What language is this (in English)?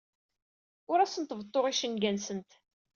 Kabyle